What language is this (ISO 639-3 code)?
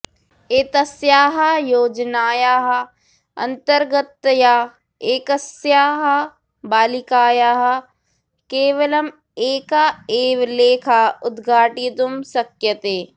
san